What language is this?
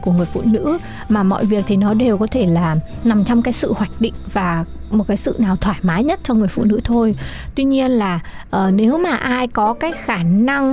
Vietnamese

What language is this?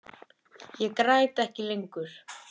Icelandic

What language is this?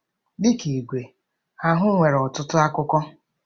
Igbo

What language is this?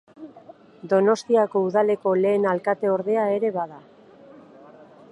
Basque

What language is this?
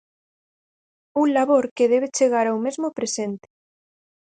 Galician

